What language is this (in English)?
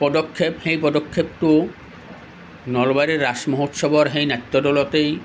Assamese